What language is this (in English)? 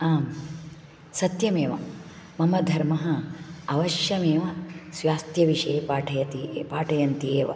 Sanskrit